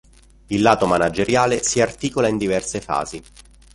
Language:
Italian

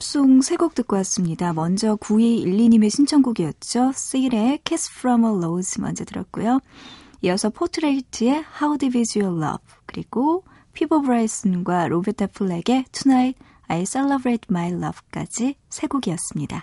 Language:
Korean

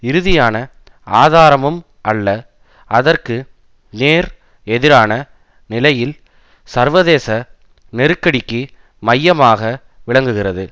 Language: Tamil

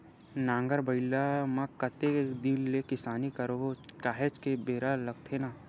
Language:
Chhattisgarhi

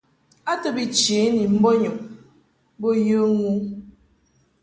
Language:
Mungaka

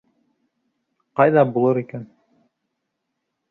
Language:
Bashkir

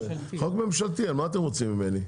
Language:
Hebrew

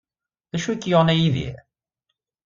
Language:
Kabyle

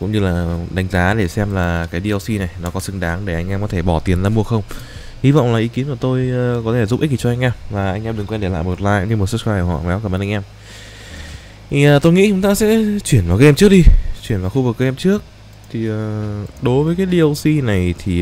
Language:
Vietnamese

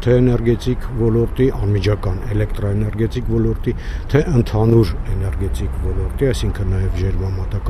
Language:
Romanian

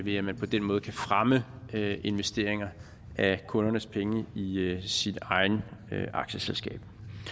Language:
Danish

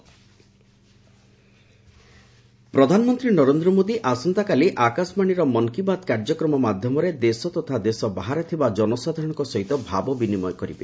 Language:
Odia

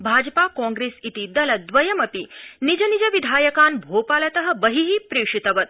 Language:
Sanskrit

